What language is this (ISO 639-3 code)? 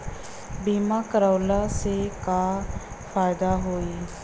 bho